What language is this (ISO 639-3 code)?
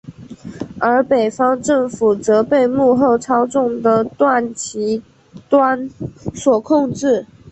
zho